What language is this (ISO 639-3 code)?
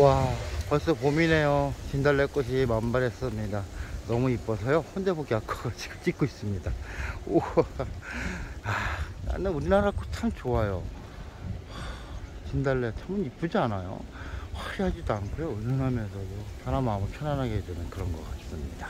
kor